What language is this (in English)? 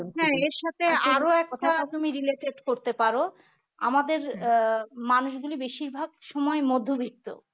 Bangla